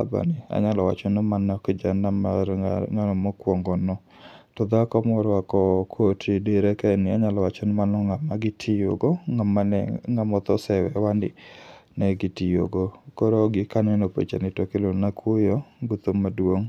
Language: Luo (Kenya and Tanzania)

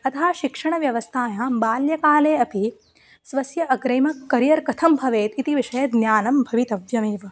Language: Sanskrit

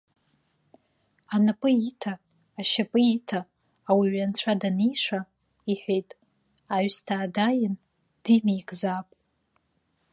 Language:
Abkhazian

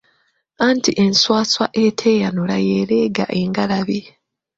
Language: Ganda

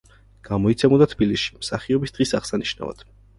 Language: Georgian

